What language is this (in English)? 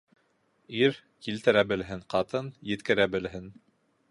Bashkir